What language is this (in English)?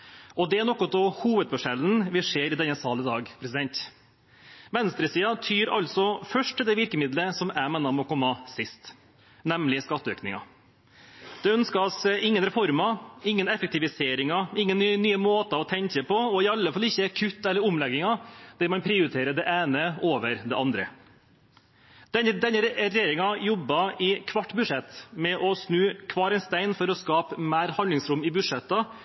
Norwegian Bokmål